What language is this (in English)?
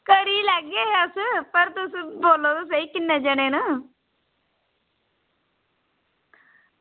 Dogri